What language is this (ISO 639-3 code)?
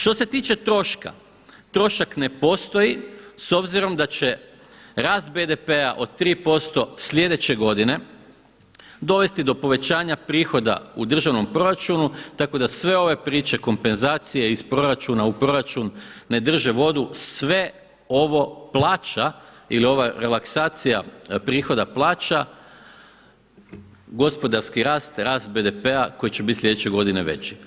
hrv